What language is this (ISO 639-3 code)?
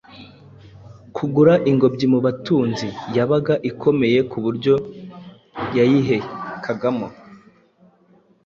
kin